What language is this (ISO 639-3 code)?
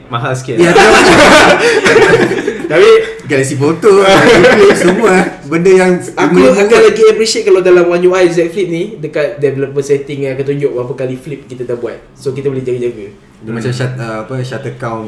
msa